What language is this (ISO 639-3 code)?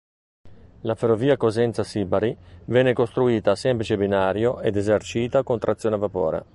ita